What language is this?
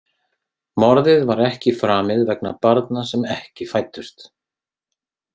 Icelandic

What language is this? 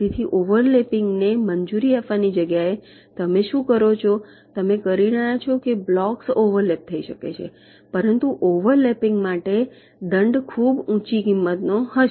Gujarati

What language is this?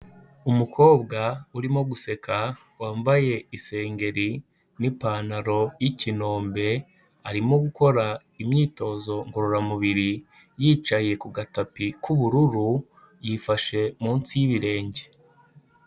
Kinyarwanda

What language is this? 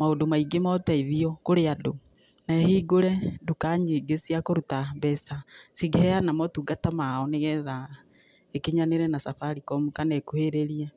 Kikuyu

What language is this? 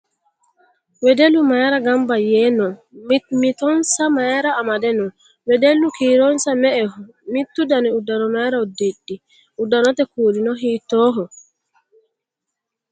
Sidamo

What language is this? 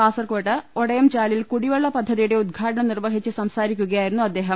Malayalam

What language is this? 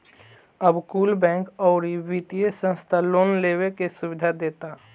Bhojpuri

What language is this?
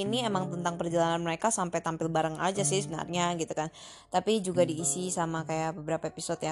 Indonesian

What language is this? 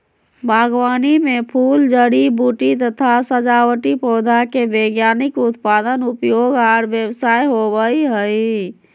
Magahi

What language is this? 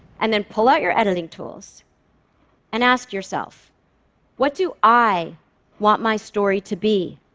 English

